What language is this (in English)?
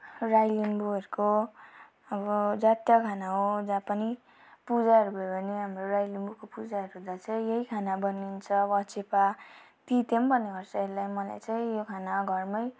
Nepali